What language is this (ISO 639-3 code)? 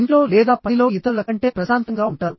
tel